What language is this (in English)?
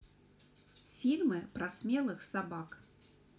Russian